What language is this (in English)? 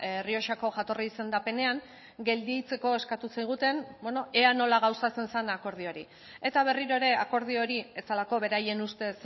Basque